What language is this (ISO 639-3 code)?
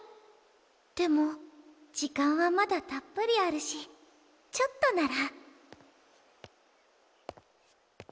jpn